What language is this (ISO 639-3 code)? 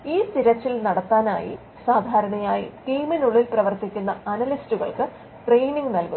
mal